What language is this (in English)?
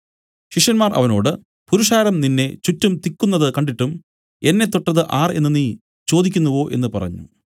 Malayalam